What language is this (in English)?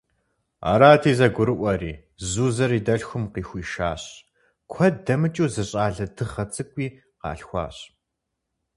Kabardian